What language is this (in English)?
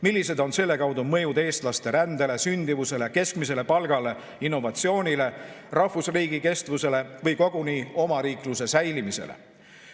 Estonian